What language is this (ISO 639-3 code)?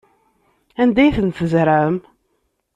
kab